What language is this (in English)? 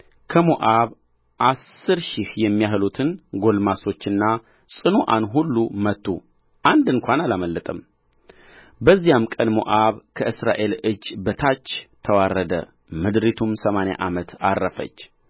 Amharic